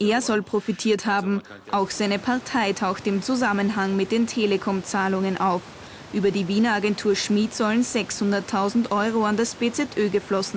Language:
German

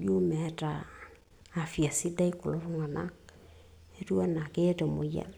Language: Masai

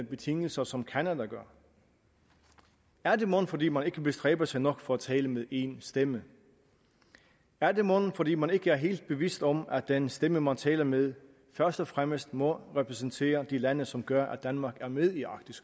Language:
Danish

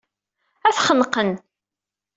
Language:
Kabyle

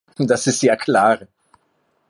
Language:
German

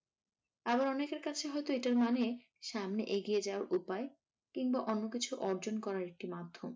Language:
Bangla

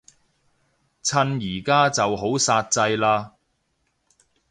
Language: Cantonese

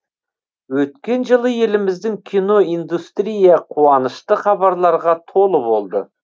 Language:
Kazakh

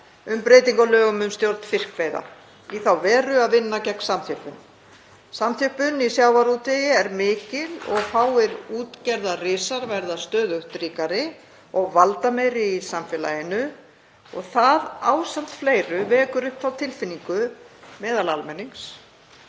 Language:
Icelandic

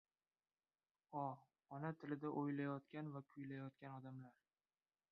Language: Uzbek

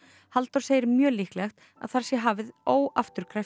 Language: Icelandic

